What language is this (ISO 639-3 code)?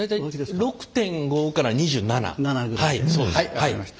jpn